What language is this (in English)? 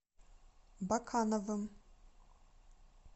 Russian